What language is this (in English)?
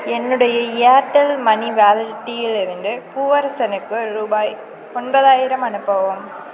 Tamil